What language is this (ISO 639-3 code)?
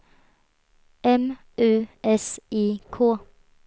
swe